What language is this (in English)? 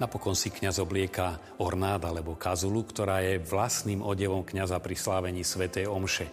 Slovak